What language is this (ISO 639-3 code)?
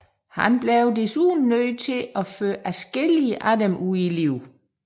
dan